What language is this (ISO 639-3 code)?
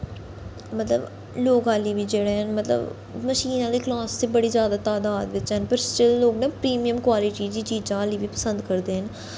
doi